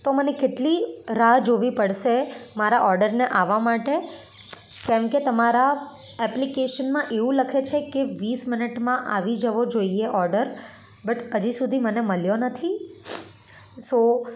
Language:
Gujarati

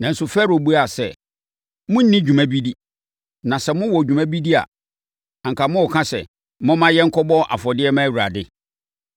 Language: Akan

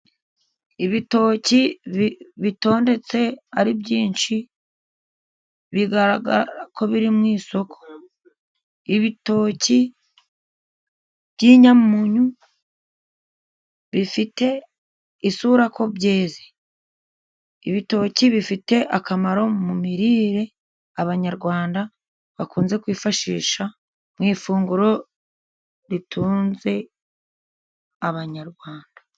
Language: Kinyarwanda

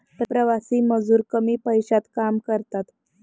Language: Marathi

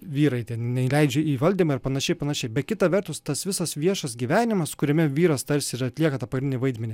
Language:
Lithuanian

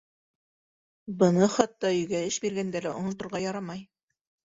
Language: Bashkir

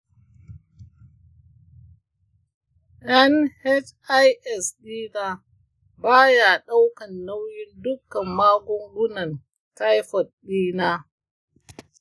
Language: Hausa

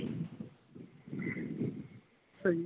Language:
Punjabi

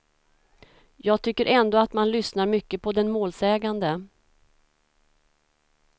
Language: Swedish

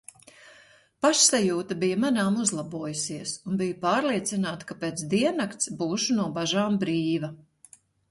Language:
Latvian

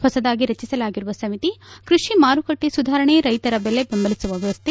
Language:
Kannada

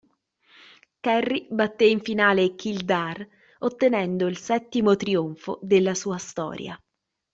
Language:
Italian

